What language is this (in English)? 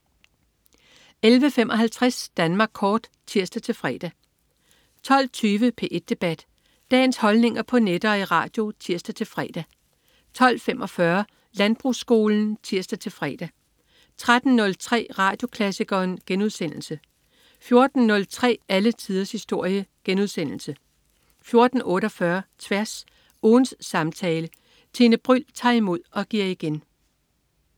Danish